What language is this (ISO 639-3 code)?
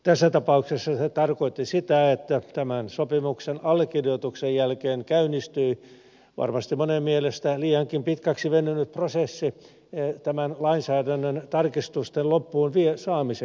fin